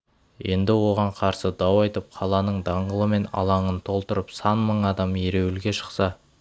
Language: Kazakh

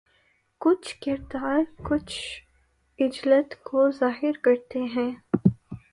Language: Urdu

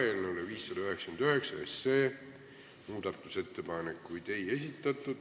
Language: Estonian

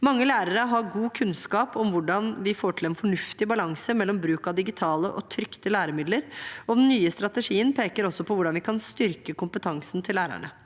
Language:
Norwegian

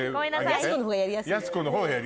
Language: Japanese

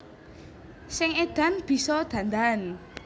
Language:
Javanese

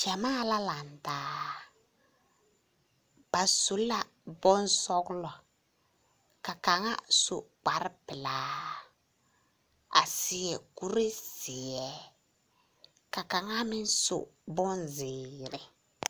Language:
Southern Dagaare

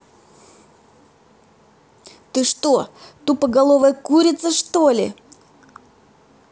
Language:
Russian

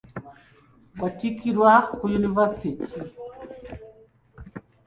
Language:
Ganda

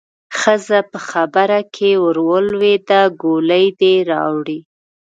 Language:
Pashto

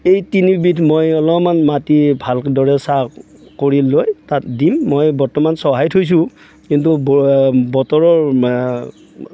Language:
Assamese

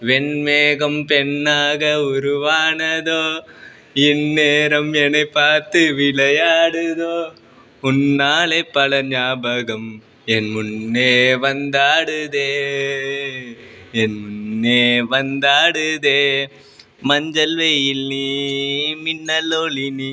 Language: Sanskrit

